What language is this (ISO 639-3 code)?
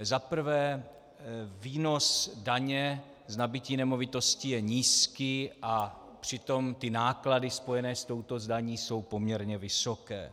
ces